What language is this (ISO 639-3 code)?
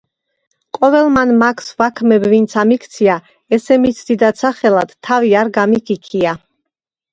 kat